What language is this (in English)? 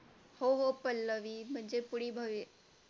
Marathi